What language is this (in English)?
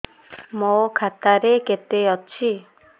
Odia